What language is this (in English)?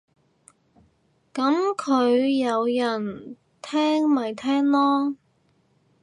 Cantonese